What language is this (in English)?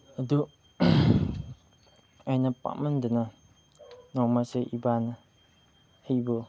Manipuri